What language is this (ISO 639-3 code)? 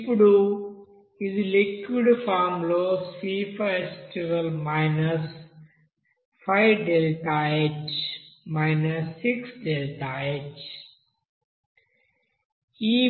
tel